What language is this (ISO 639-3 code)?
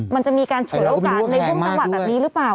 tha